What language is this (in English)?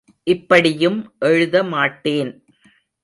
Tamil